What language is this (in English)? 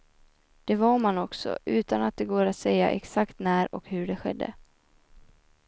Swedish